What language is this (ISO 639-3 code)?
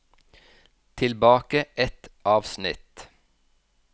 nor